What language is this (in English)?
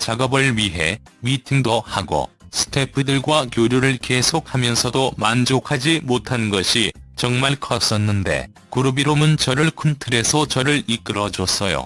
Korean